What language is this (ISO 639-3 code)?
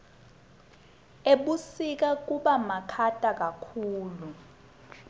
ssw